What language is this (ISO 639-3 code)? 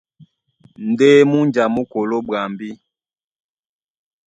dua